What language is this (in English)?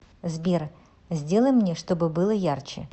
Russian